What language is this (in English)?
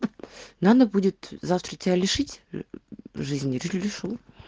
Russian